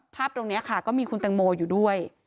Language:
Thai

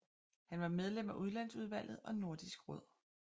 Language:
Danish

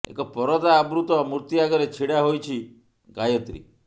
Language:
Odia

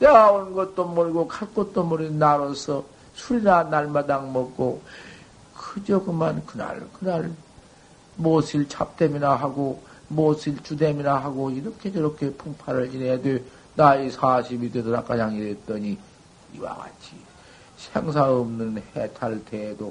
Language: Korean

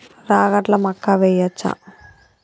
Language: Telugu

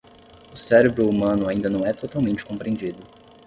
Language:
Portuguese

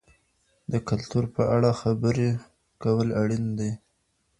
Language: Pashto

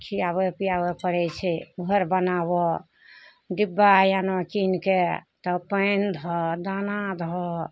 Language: Maithili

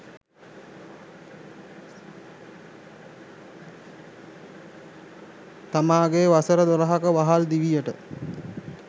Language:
Sinhala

